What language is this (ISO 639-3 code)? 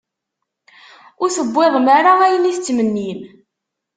kab